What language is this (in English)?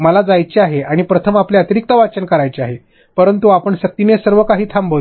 Marathi